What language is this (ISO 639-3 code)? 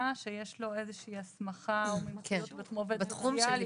heb